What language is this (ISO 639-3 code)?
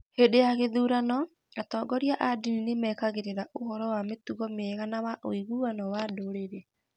kik